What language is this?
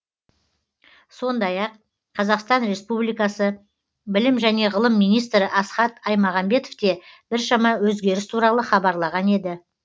Kazakh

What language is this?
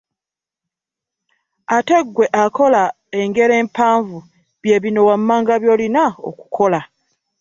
Ganda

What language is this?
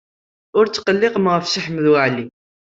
Kabyle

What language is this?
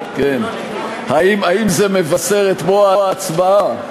Hebrew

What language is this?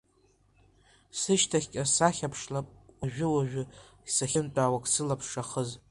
Abkhazian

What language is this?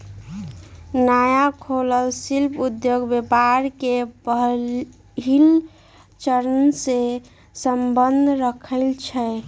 Magahi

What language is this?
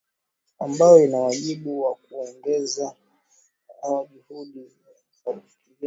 Swahili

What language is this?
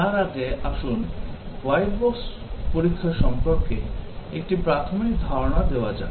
Bangla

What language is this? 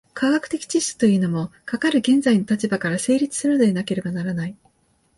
Japanese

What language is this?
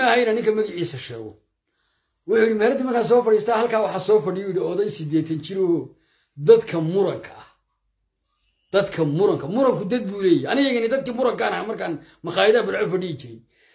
Arabic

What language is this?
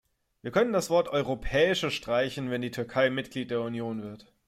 German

